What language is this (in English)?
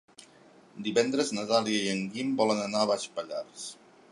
Catalan